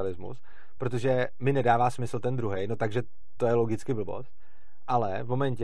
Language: Czech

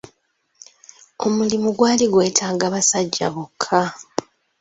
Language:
Ganda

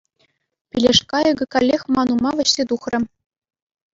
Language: Chuvash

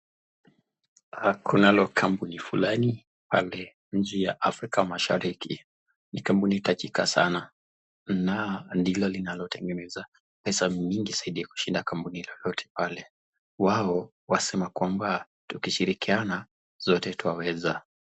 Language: Swahili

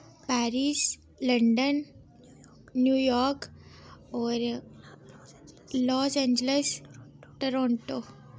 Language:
Dogri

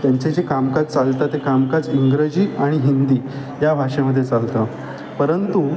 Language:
Marathi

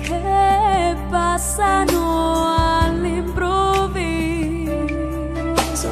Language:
Italian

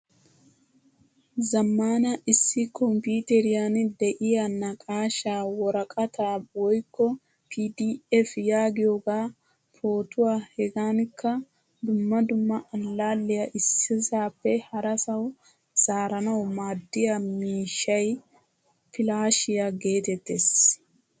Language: Wolaytta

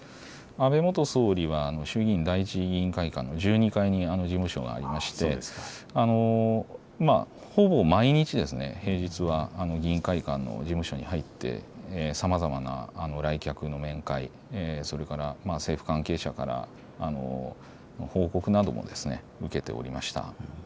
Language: Japanese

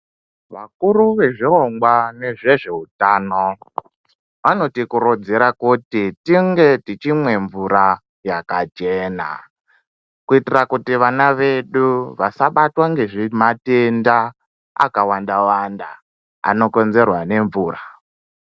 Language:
Ndau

